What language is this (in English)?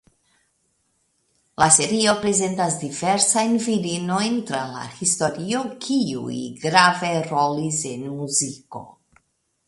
Esperanto